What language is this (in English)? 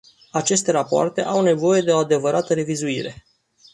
Romanian